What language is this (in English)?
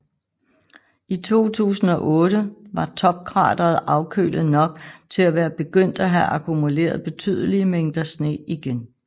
Danish